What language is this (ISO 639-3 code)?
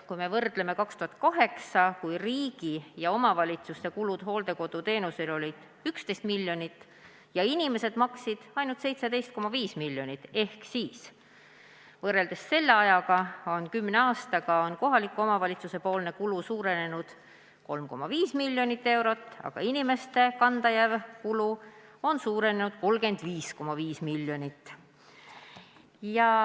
est